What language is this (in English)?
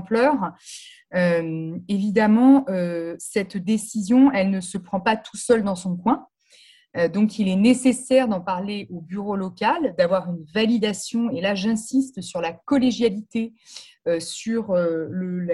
French